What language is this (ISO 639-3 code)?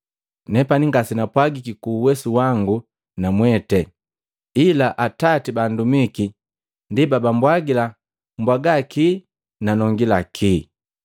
mgv